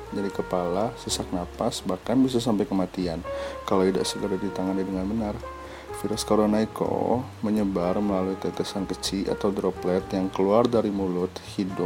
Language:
Indonesian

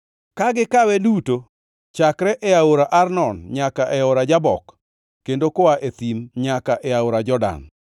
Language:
Luo (Kenya and Tanzania)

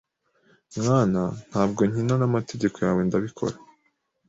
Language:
Kinyarwanda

